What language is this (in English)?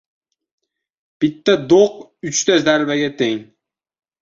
Uzbek